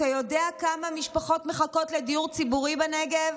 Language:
Hebrew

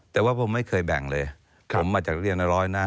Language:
Thai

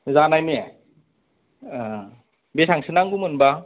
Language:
Bodo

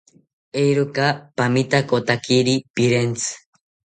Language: South Ucayali Ashéninka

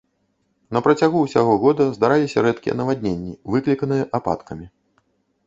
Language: Belarusian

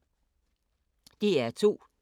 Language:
Danish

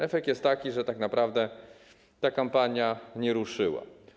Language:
Polish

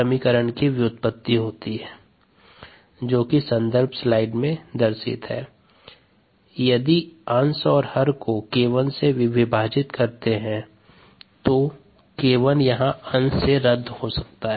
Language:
Hindi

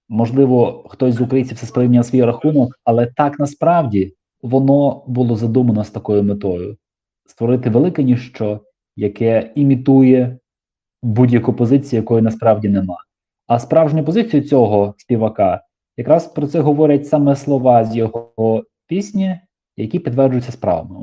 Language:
Ukrainian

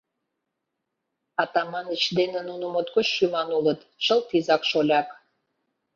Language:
Mari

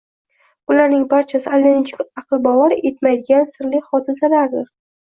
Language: Uzbek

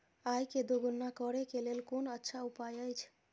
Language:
Maithili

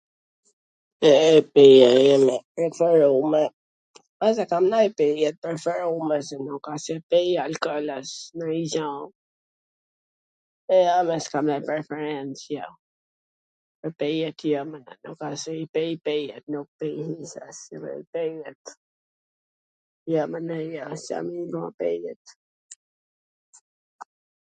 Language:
Gheg Albanian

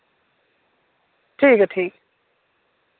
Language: Dogri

